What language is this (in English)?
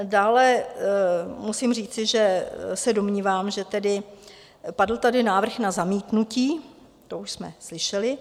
Czech